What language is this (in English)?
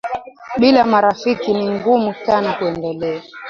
Swahili